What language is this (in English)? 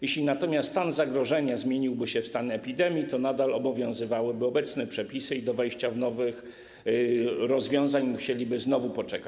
Polish